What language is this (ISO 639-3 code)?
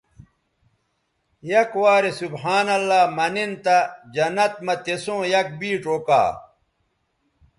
btv